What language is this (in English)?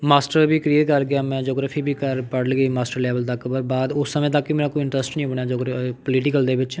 Punjabi